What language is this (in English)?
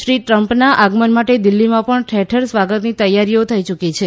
Gujarati